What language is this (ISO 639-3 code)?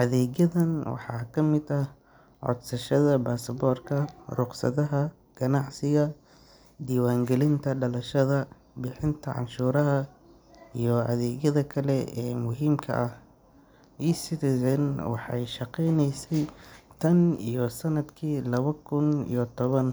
som